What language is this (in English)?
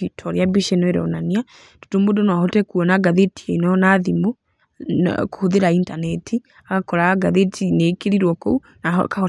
Kikuyu